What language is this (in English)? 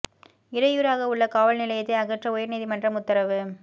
Tamil